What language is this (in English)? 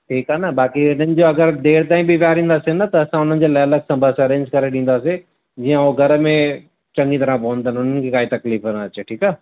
Sindhi